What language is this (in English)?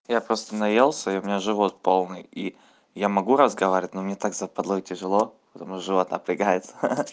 Russian